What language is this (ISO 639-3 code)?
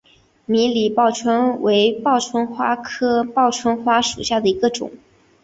zho